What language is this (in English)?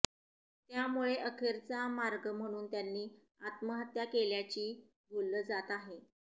Marathi